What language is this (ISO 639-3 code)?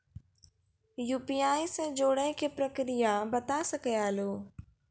mai